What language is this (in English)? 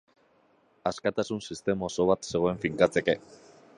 Basque